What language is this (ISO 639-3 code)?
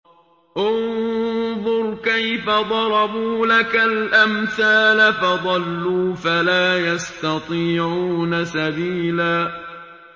ara